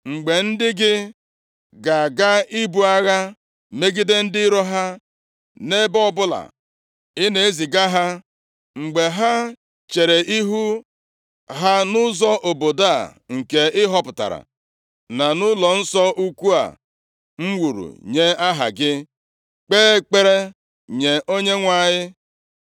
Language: Igbo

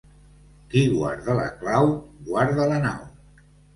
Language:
Catalan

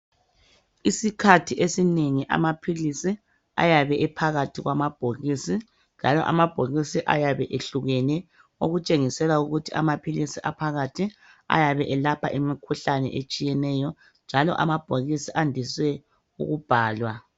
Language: North Ndebele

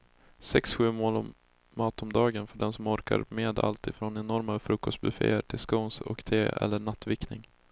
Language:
Swedish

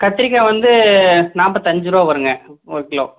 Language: Tamil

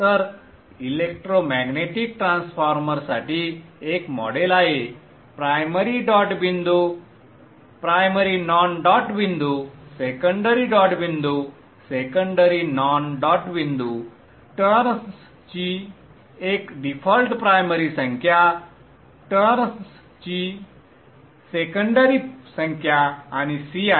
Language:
Marathi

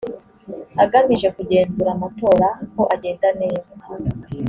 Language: Kinyarwanda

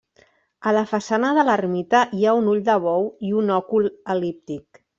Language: Catalan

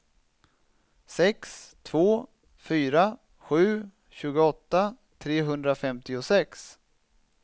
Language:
Swedish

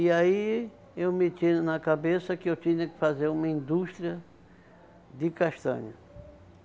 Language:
Portuguese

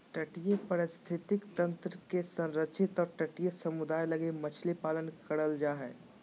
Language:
Magahi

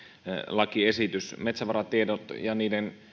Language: Finnish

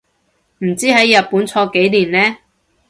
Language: Cantonese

